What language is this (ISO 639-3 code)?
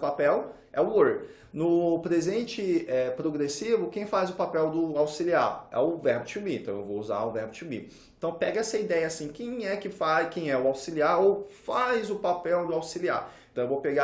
por